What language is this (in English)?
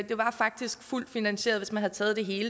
Danish